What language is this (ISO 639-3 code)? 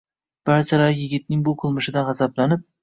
uzb